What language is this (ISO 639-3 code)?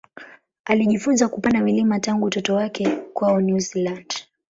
swa